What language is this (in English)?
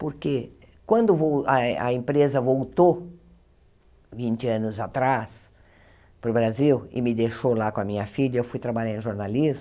Portuguese